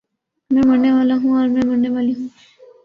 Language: Urdu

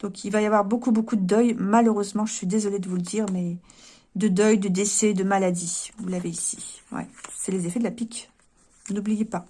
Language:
French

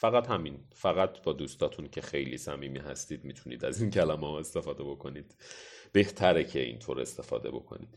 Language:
Persian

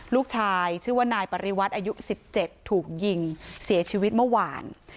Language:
Thai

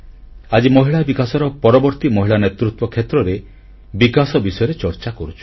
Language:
Odia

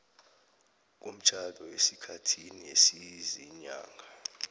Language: South Ndebele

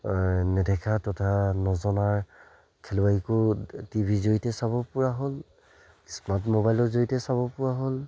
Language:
Assamese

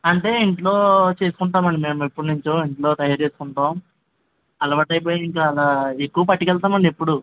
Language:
Telugu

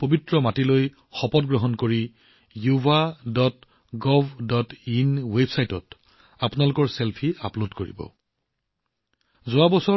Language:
Assamese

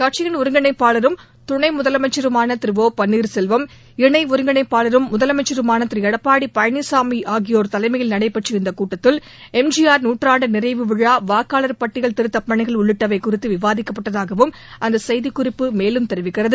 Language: Tamil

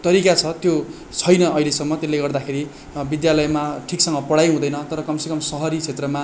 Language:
Nepali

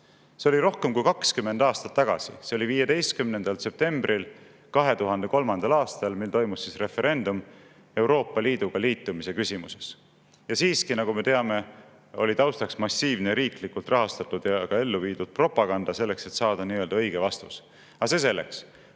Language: Estonian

